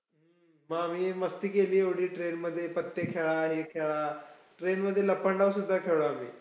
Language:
Marathi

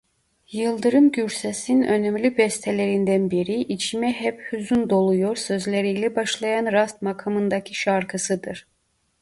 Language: Turkish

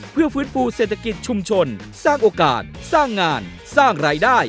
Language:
Thai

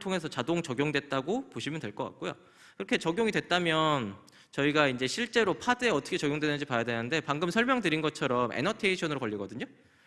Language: Korean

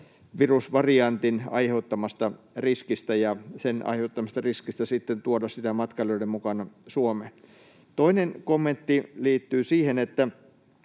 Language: Finnish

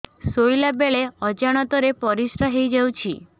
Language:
Odia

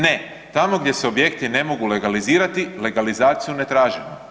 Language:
Croatian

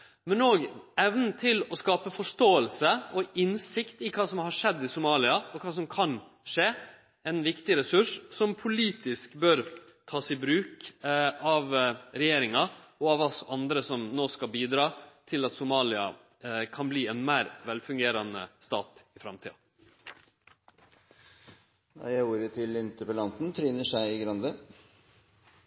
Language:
Norwegian Nynorsk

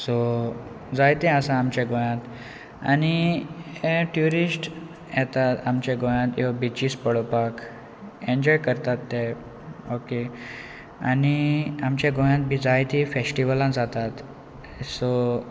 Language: Konkani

